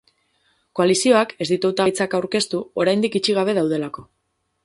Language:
Basque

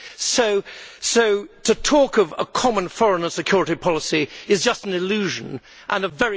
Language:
English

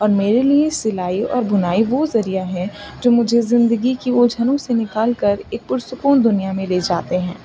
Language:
Urdu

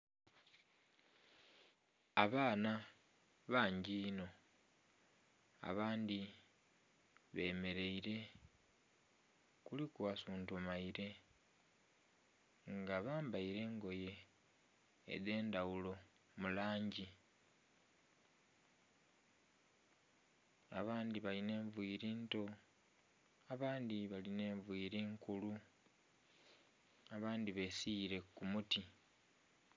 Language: Soga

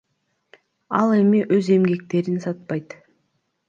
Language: Kyrgyz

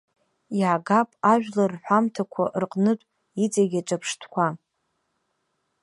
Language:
Abkhazian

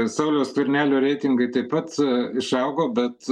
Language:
Lithuanian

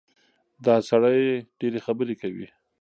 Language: Pashto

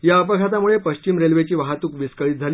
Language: Marathi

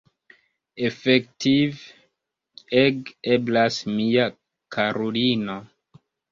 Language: Esperanto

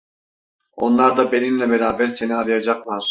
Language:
Turkish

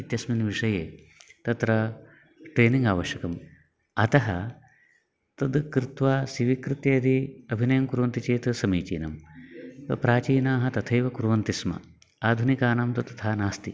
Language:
Sanskrit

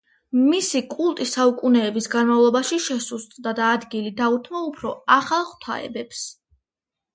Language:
Georgian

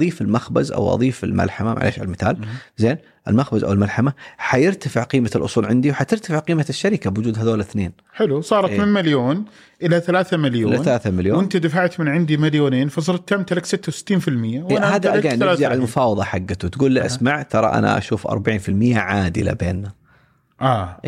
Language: Arabic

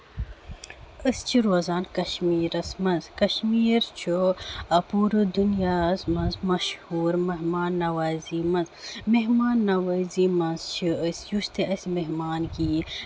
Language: Kashmiri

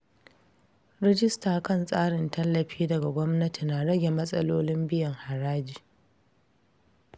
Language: Hausa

